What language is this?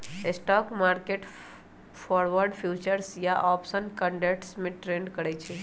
Magahi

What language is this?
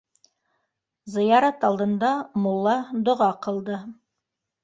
Bashkir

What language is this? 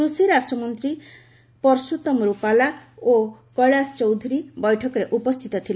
Odia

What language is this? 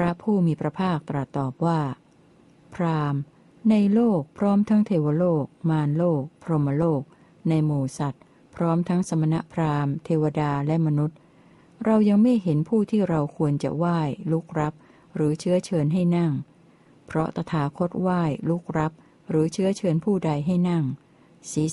Thai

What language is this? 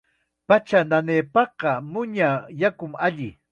Chiquián Ancash Quechua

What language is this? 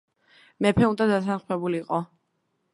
Georgian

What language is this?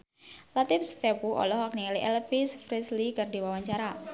Sundanese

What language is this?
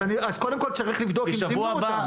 Hebrew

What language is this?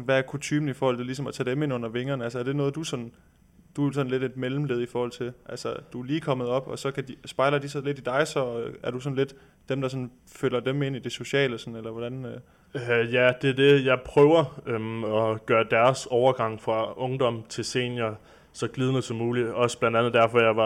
Danish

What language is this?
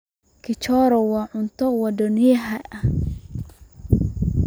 Somali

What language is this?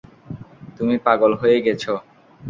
Bangla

